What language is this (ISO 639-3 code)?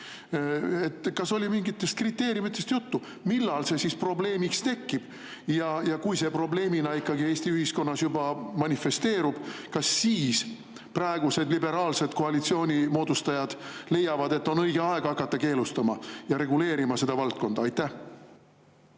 est